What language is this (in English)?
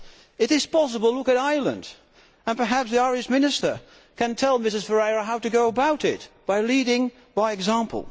English